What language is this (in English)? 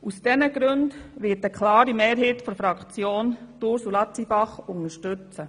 Swiss German